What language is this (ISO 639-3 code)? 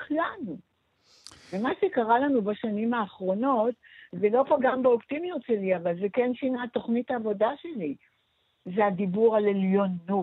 heb